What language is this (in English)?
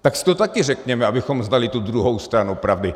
Czech